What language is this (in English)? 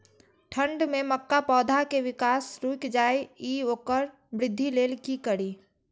Maithili